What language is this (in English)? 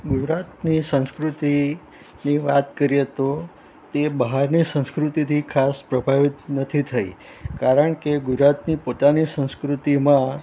Gujarati